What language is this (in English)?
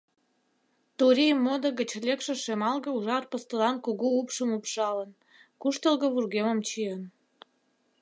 Mari